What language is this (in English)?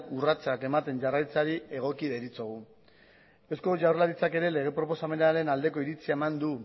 Basque